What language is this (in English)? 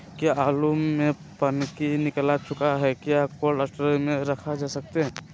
Magahi